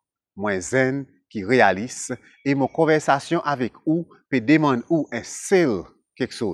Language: French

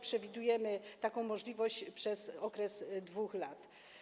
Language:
Polish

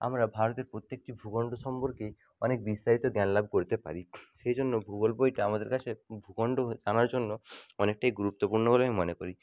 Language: Bangla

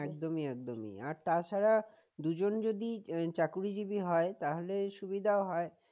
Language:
Bangla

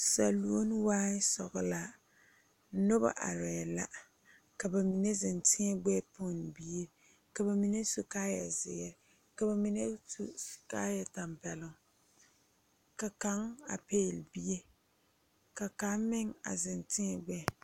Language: Southern Dagaare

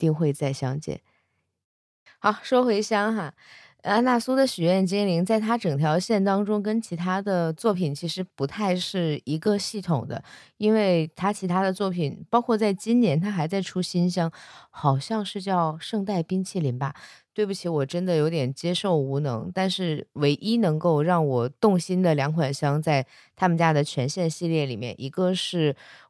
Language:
Chinese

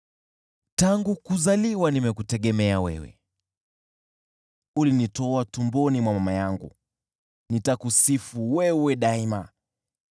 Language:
Swahili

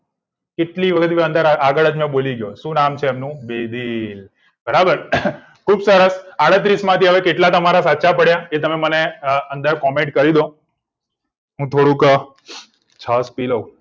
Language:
Gujarati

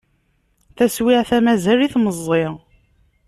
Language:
Kabyle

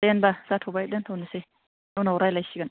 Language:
Bodo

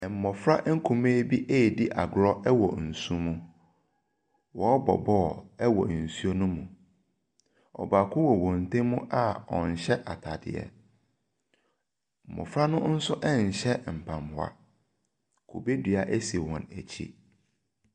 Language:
Akan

